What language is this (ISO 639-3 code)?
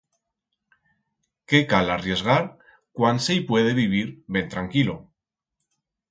arg